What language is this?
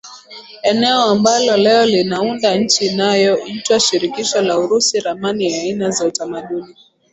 Swahili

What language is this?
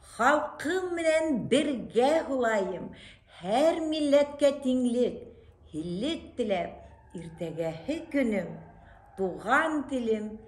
Turkish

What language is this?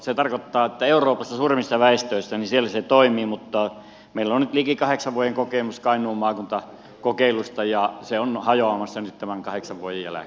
Finnish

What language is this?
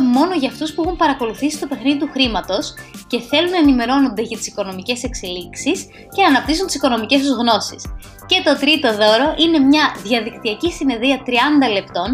Greek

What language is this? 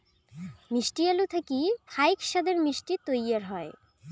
Bangla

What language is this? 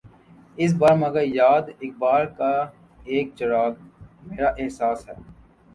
Urdu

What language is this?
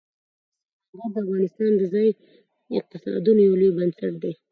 Pashto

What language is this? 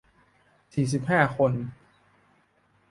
Thai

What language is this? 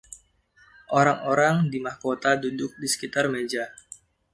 Indonesian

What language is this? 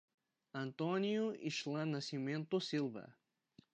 Portuguese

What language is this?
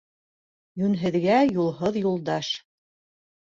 Bashkir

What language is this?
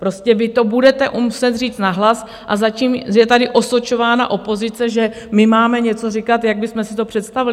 Czech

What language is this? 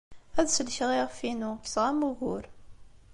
Kabyle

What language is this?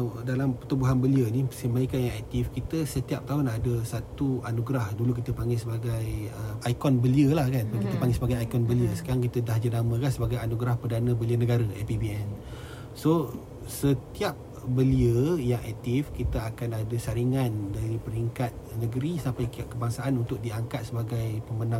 Malay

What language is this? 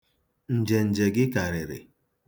Igbo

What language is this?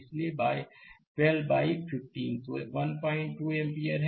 Hindi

